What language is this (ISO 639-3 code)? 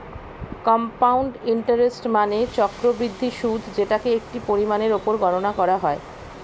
ben